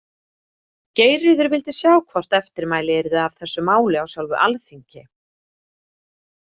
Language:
Icelandic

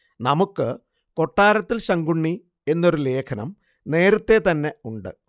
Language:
Malayalam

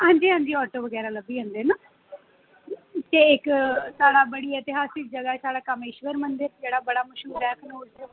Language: Dogri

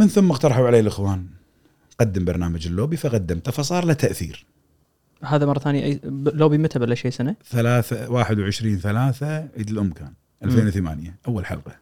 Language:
Arabic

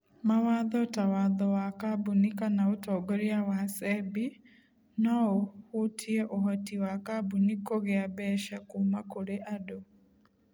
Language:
Kikuyu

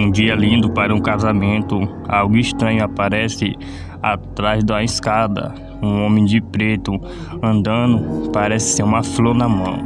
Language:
Portuguese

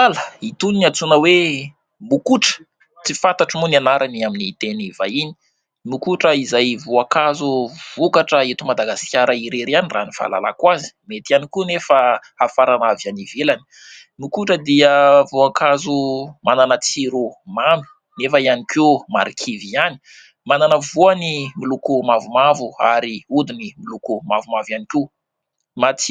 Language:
Malagasy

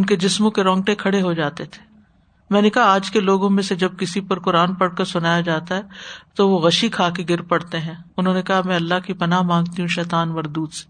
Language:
Urdu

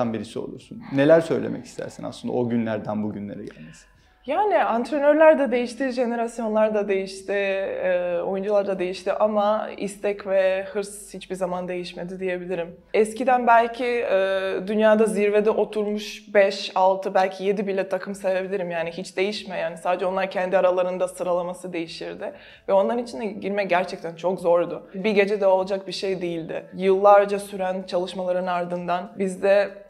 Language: Turkish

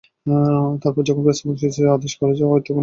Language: Bangla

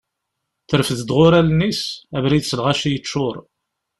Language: Kabyle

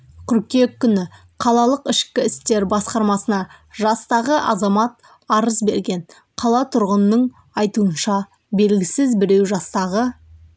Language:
Kazakh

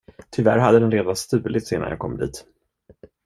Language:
Swedish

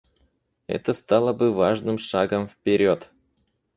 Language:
Russian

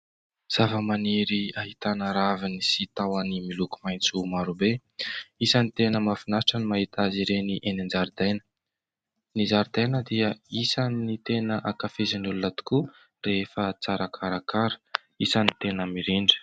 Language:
Malagasy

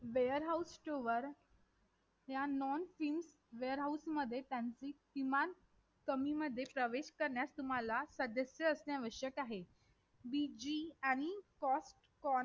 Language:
Marathi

